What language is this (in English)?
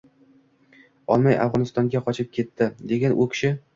Uzbek